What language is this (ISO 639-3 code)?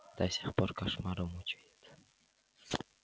rus